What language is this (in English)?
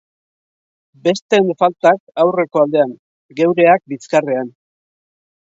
Basque